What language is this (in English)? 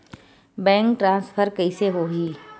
Chhattisgarhi